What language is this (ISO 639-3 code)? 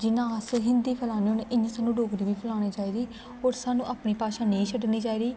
doi